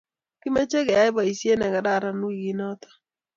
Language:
Kalenjin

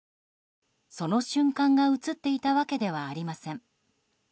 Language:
Japanese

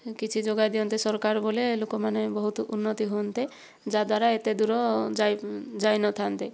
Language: Odia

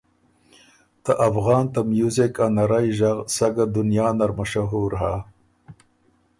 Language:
Ormuri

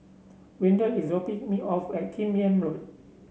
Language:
English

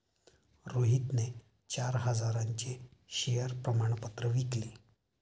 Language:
Marathi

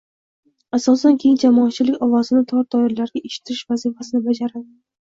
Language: Uzbek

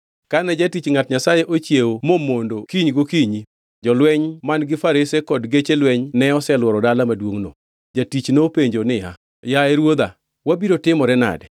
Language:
Luo (Kenya and Tanzania)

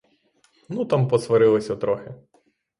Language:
Ukrainian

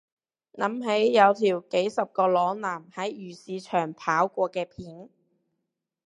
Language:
Cantonese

